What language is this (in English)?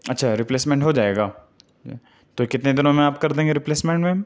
Urdu